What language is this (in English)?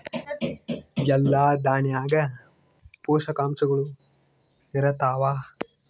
Kannada